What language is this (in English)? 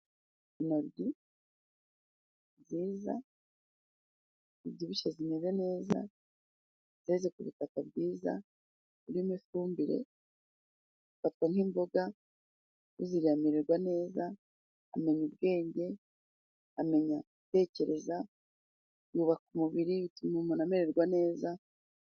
Kinyarwanda